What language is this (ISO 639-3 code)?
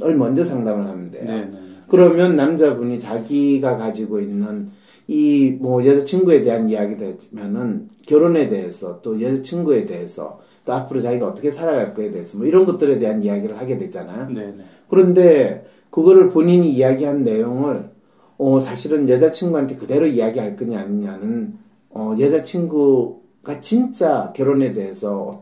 kor